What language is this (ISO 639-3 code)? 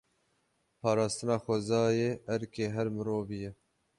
kur